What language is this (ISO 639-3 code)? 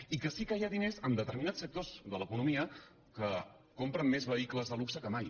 cat